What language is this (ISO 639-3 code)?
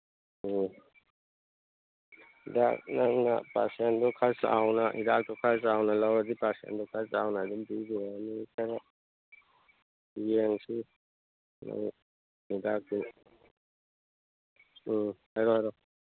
mni